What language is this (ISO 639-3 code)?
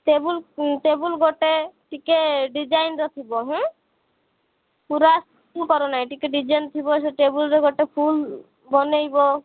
ori